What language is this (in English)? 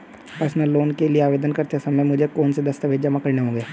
Hindi